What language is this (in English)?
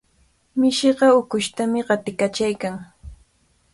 Cajatambo North Lima Quechua